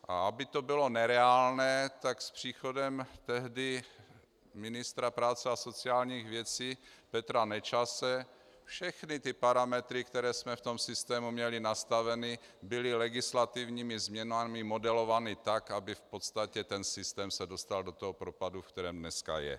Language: Czech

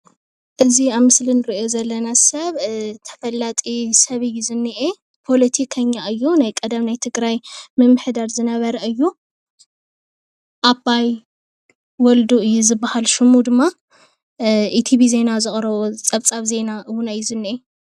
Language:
Tigrinya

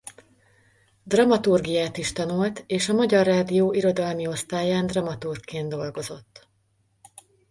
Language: Hungarian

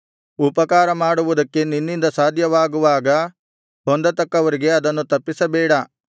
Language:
Kannada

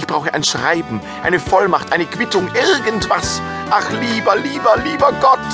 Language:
German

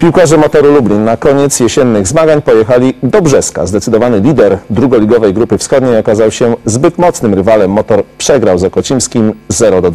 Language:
Polish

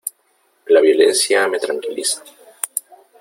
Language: Spanish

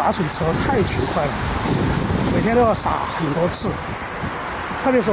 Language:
Chinese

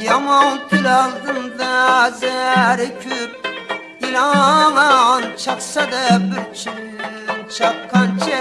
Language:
Uzbek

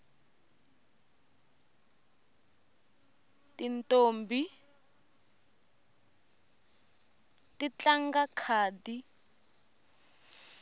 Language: Tsonga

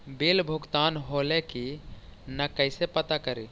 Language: Magahi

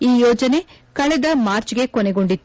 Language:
Kannada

